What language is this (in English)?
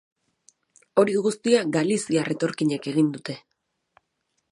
Basque